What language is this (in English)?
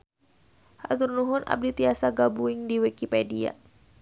Sundanese